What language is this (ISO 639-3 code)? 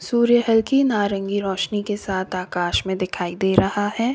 hin